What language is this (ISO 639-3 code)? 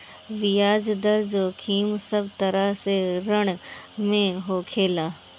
bho